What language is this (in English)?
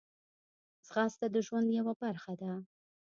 Pashto